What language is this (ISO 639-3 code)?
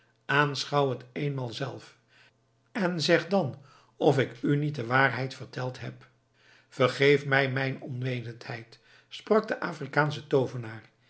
nld